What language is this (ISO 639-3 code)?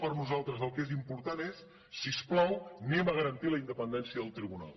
cat